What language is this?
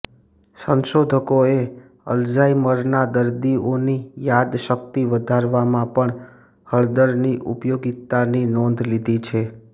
Gujarati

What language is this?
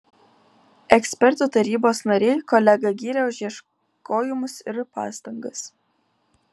Lithuanian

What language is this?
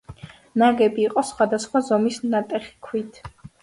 Georgian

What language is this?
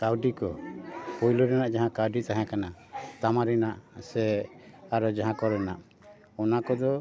Santali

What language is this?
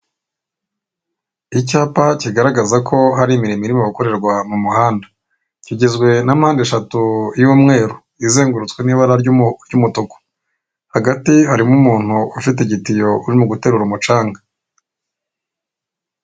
Kinyarwanda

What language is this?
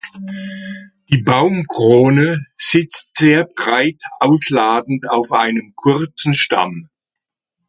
German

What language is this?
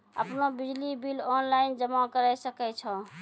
Maithili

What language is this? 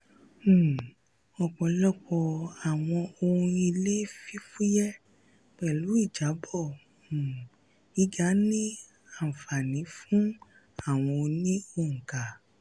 Yoruba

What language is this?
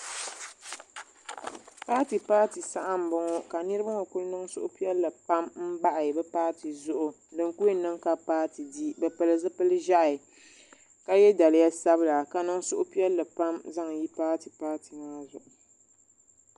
Dagbani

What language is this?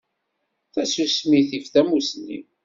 Kabyle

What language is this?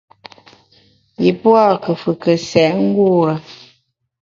Bamun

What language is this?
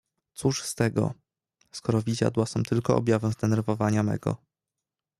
Polish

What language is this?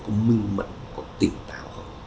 Vietnamese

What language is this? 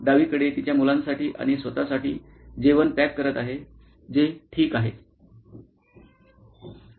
Marathi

